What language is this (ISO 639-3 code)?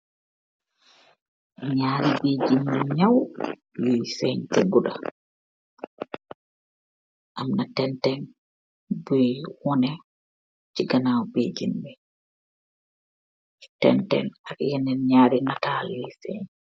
wol